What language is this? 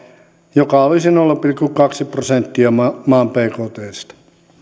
Finnish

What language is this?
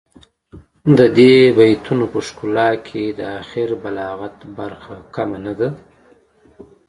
Pashto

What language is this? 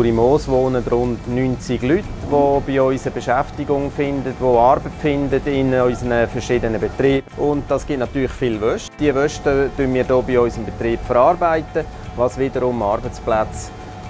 German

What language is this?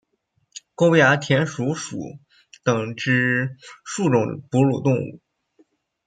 Chinese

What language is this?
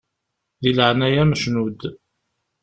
Kabyle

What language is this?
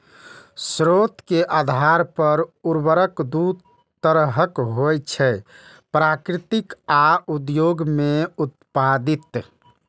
Maithili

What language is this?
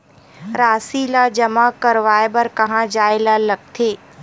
Chhattisgarhi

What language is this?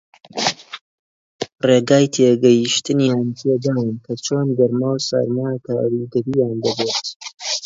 Central Kurdish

